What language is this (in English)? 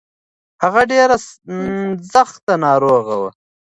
Pashto